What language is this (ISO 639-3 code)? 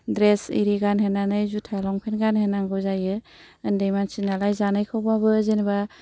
brx